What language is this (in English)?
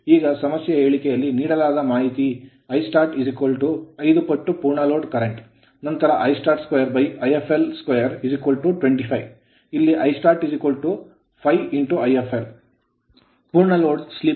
Kannada